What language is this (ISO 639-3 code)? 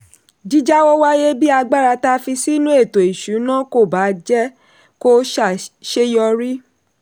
yor